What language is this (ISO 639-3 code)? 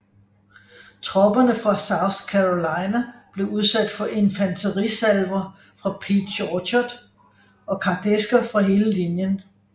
dan